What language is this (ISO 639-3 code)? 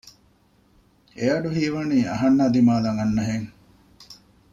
div